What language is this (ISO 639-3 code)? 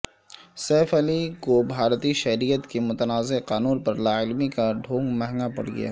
urd